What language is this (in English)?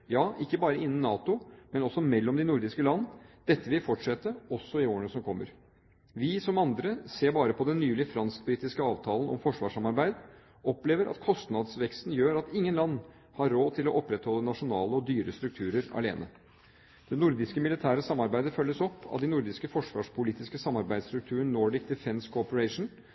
Norwegian Bokmål